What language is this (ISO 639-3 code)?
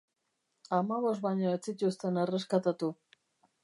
eus